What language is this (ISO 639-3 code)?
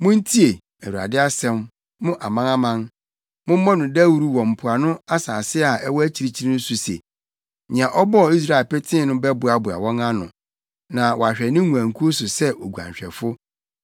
aka